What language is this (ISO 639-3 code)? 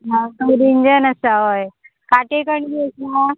kok